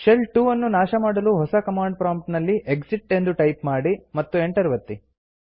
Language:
Kannada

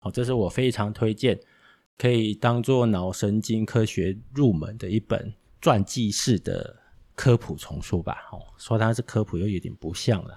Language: Chinese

